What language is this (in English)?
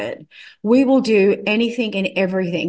Indonesian